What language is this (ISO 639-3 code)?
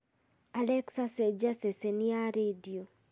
kik